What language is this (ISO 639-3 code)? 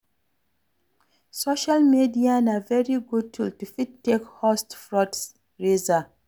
pcm